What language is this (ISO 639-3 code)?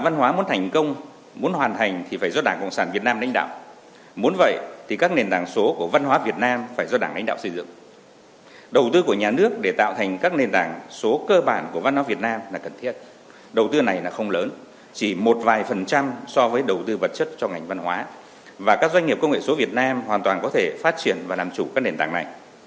vie